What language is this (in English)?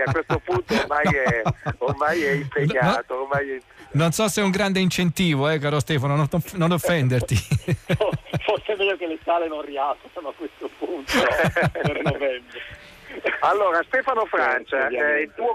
Italian